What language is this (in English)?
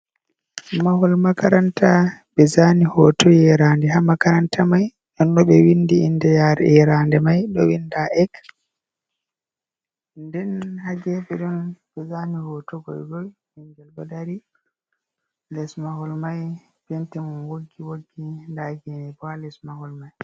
Fula